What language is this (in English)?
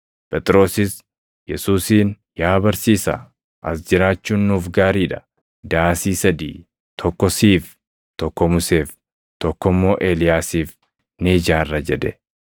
Oromo